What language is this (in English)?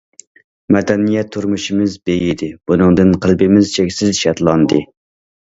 Uyghur